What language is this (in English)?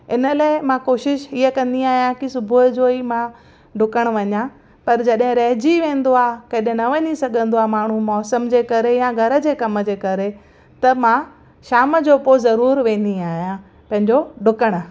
Sindhi